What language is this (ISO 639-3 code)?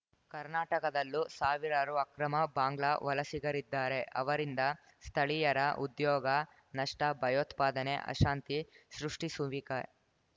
kan